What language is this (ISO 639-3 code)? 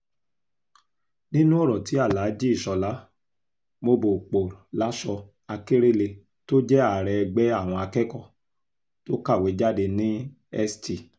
yor